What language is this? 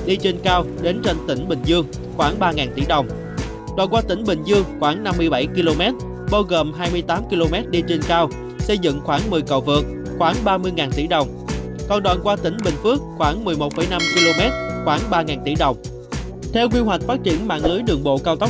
Vietnamese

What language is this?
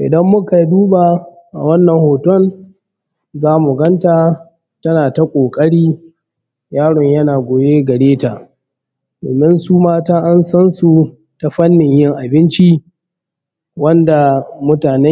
Hausa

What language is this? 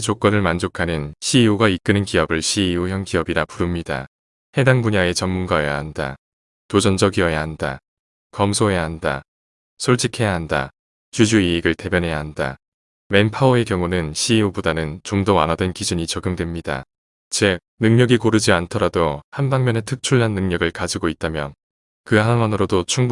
Korean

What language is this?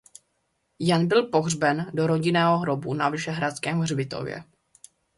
Czech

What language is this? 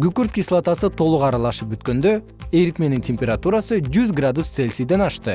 Kyrgyz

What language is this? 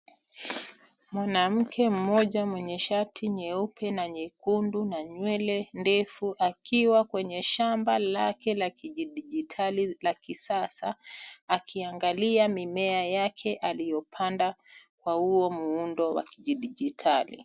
Swahili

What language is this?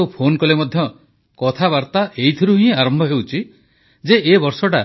Odia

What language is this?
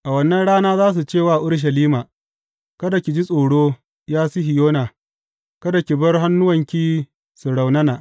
Hausa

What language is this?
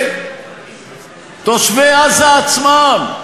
Hebrew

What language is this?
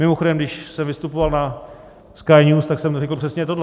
Czech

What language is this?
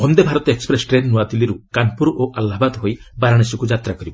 Odia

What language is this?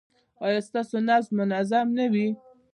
Pashto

